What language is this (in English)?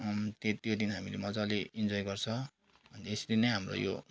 Nepali